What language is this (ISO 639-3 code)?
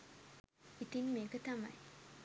sin